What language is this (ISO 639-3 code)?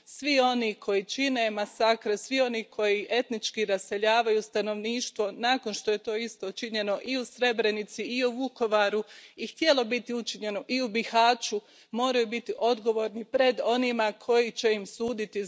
hrv